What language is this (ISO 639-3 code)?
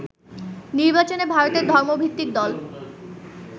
ben